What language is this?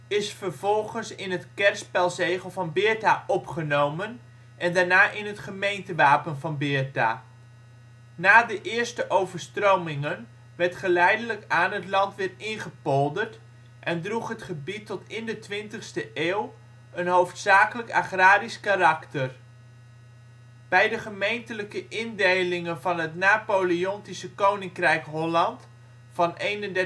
Dutch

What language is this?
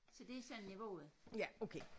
Danish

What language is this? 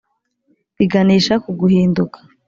Kinyarwanda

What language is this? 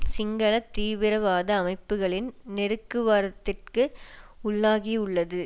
Tamil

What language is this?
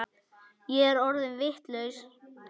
Icelandic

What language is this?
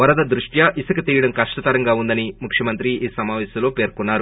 Telugu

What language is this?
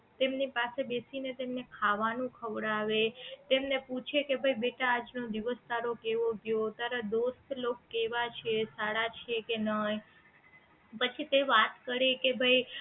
Gujarati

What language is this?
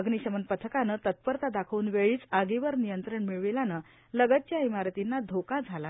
Marathi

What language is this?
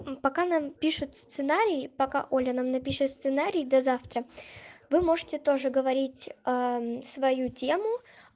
Russian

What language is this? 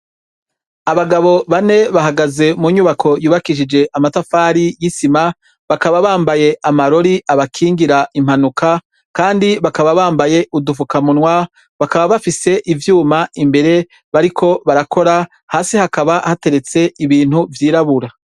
Rundi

